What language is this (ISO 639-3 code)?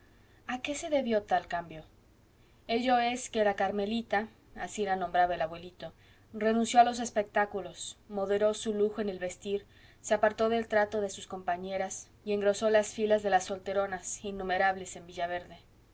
spa